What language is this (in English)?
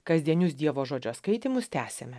Lithuanian